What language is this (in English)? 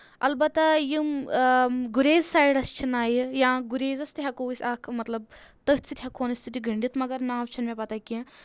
Kashmiri